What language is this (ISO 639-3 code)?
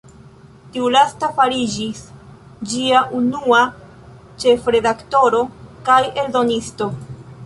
epo